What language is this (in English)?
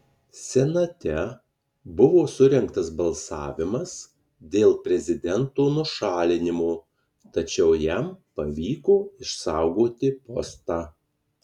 Lithuanian